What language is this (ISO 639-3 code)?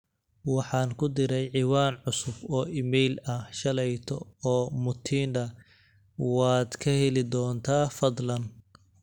som